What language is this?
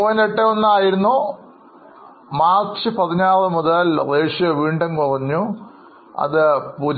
Malayalam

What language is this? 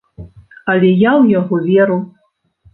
Belarusian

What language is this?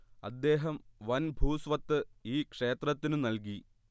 Malayalam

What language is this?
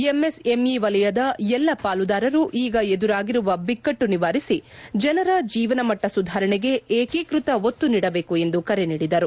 Kannada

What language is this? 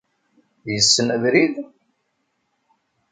Kabyle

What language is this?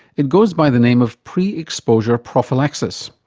English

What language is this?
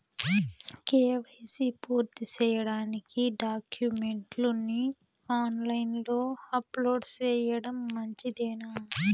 Telugu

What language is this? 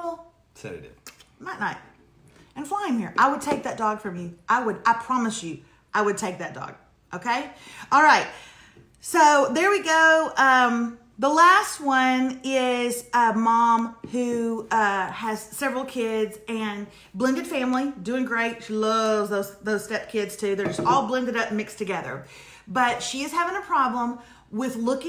English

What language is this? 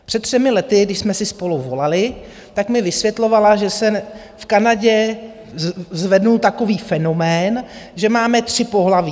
Czech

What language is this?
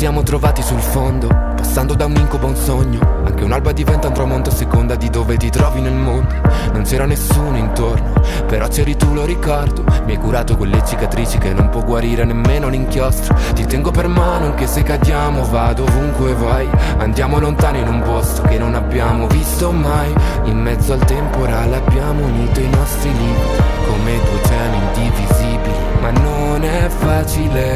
Croatian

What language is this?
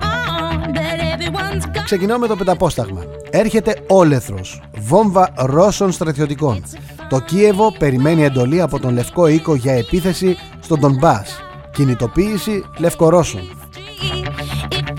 Greek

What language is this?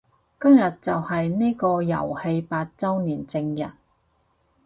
Cantonese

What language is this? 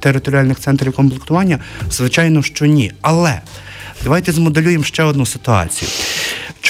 Ukrainian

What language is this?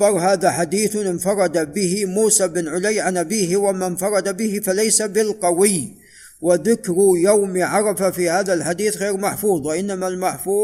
Arabic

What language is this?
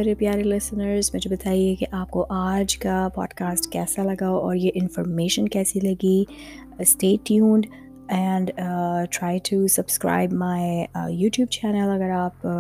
Urdu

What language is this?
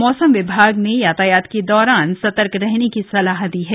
Hindi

